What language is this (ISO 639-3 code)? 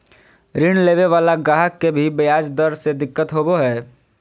mag